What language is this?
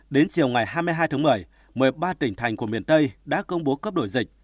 Vietnamese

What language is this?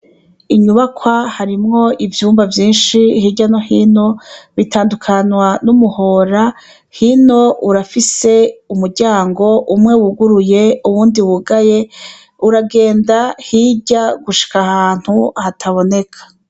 Rundi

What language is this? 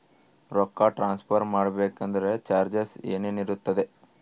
Kannada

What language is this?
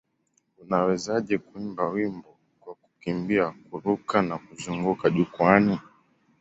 Swahili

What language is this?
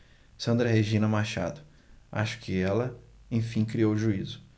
Portuguese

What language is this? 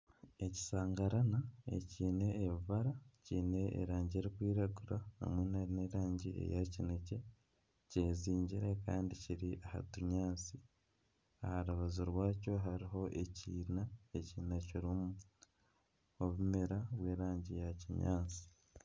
Nyankole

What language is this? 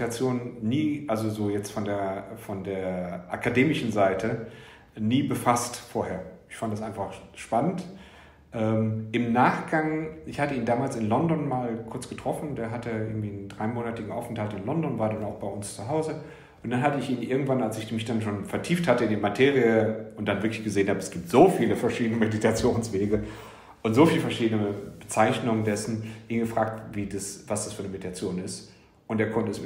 German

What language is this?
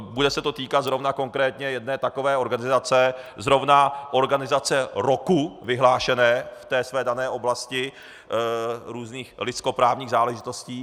Czech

